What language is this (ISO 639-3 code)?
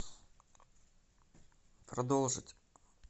rus